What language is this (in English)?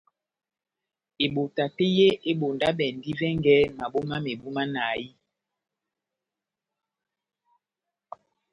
Batanga